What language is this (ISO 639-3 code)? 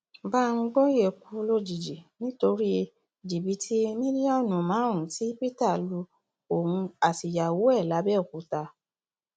yor